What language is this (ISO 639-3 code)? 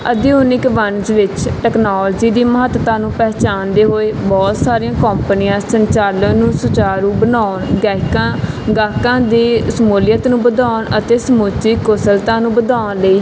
pan